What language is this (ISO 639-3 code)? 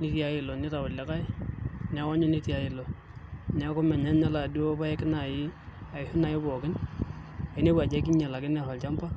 mas